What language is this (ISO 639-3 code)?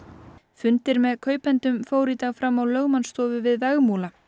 isl